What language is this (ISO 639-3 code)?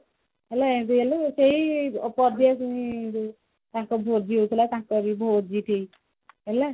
ori